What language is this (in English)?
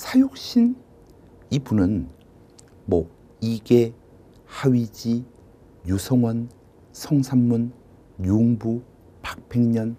Korean